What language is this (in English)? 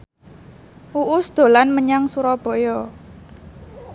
Javanese